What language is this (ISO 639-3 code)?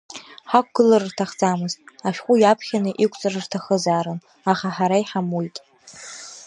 abk